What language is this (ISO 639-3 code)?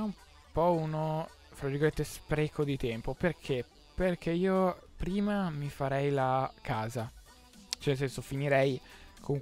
ita